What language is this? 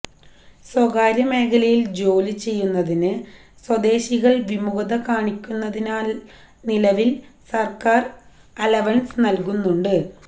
Malayalam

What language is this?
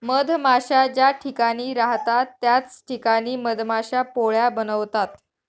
Marathi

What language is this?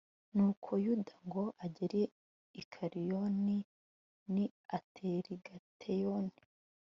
Kinyarwanda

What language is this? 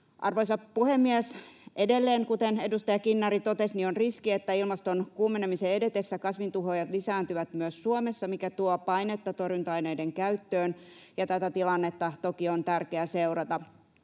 Finnish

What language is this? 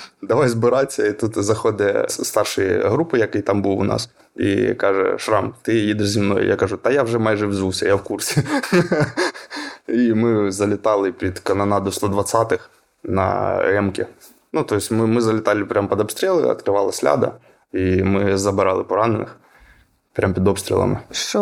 Ukrainian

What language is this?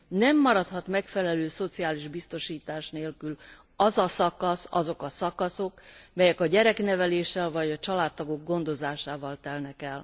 Hungarian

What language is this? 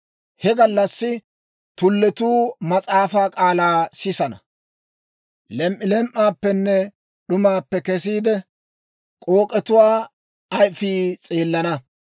Dawro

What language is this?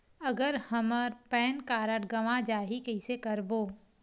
Chhattisgarhi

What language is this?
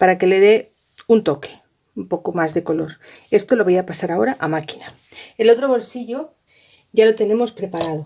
Spanish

